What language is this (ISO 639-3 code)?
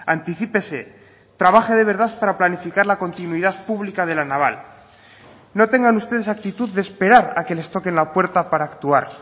spa